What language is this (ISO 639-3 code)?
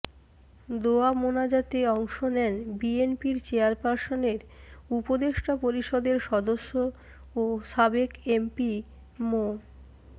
ben